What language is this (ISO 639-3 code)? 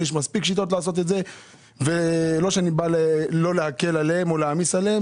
heb